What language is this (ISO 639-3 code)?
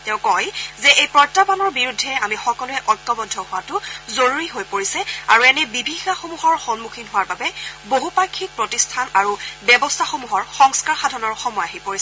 asm